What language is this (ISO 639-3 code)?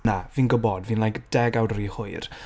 cym